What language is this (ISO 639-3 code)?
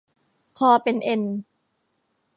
tha